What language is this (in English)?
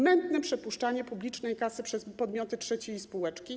Polish